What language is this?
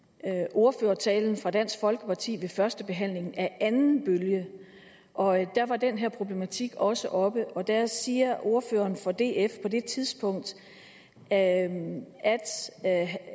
Danish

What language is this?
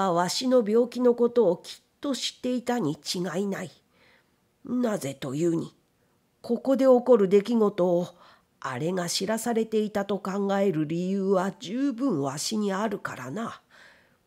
Japanese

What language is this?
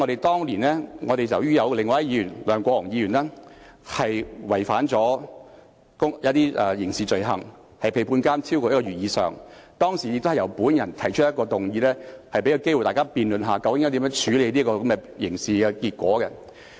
Cantonese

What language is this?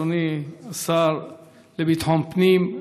Hebrew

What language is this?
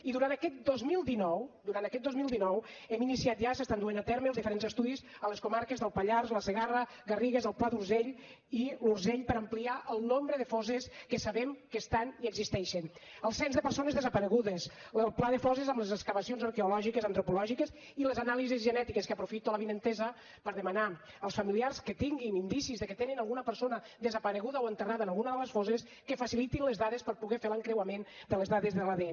Catalan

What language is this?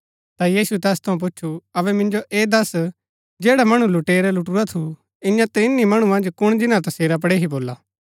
Gaddi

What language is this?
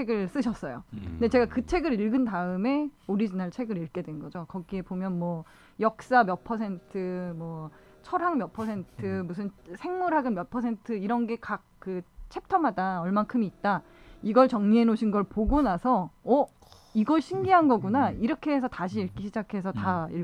Korean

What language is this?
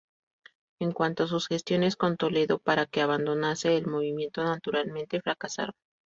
Spanish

